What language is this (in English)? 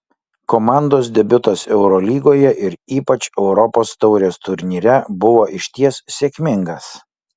Lithuanian